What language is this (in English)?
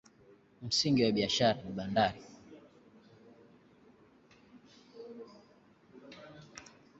Swahili